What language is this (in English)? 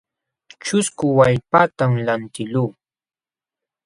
Jauja Wanca Quechua